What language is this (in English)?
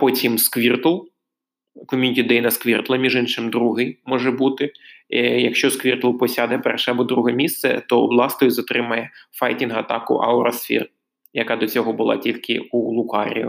Ukrainian